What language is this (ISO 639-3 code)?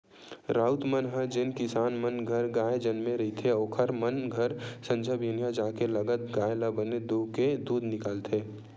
hne